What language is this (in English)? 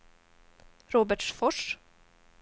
Swedish